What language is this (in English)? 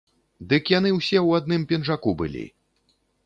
Belarusian